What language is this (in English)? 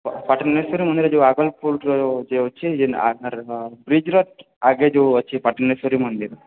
Odia